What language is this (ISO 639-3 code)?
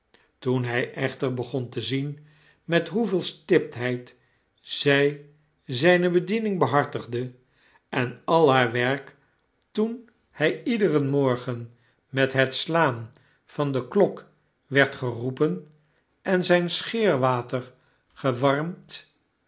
nld